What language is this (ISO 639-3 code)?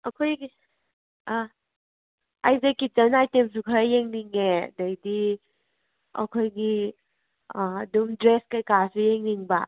mni